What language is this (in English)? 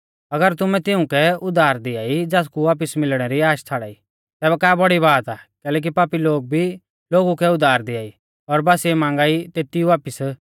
Mahasu Pahari